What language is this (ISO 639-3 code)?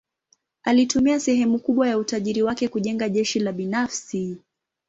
swa